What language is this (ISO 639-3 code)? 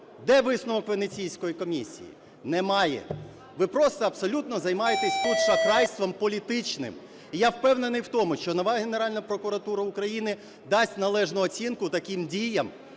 ukr